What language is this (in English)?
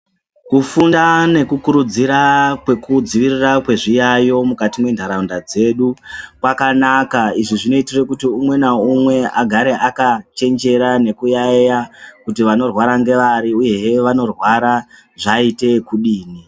Ndau